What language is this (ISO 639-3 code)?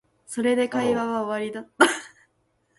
jpn